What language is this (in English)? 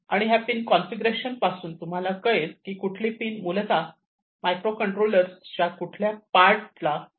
Marathi